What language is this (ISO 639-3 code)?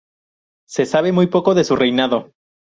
spa